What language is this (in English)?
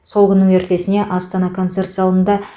Kazakh